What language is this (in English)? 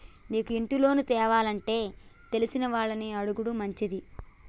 Telugu